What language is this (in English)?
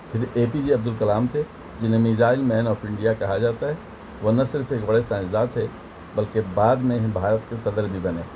Urdu